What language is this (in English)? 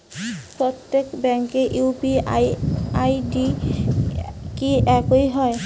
Bangla